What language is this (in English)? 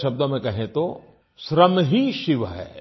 Hindi